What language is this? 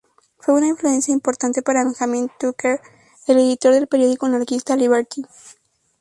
Spanish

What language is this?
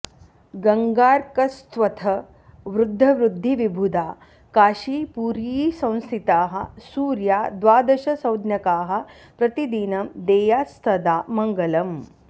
Sanskrit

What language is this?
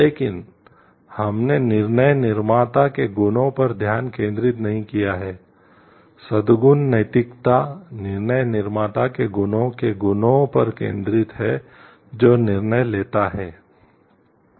Hindi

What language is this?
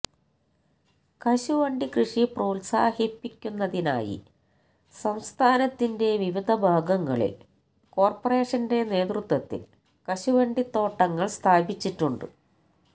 Malayalam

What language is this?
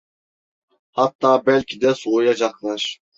Turkish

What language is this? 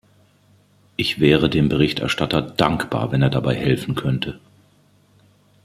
German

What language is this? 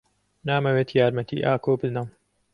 Central Kurdish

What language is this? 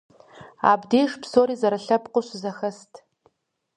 Kabardian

